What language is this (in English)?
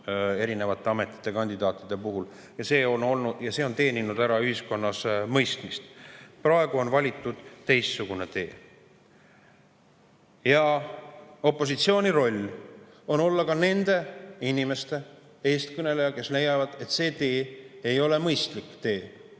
Estonian